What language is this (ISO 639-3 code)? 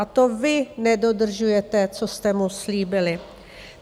ces